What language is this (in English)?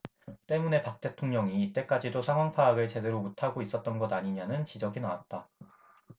Korean